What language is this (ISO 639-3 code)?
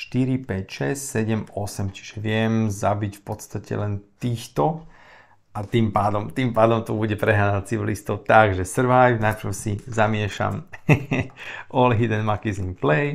slk